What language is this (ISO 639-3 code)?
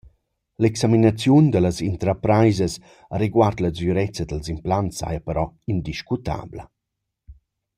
roh